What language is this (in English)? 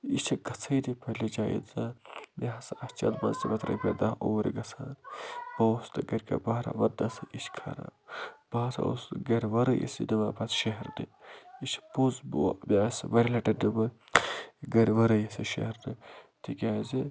Kashmiri